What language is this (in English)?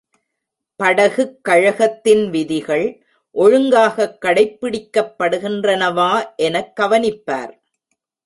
Tamil